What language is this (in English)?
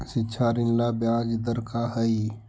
Magahi